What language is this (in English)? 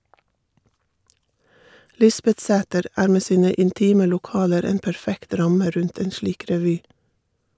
Norwegian